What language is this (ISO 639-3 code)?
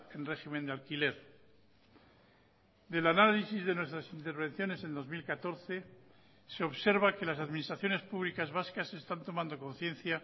spa